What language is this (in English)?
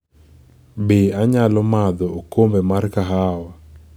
Luo (Kenya and Tanzania)